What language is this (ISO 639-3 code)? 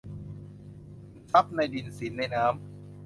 tha